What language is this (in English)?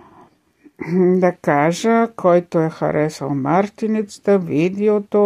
Bulgarian